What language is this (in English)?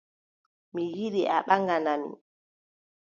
Adamawa Fulfulde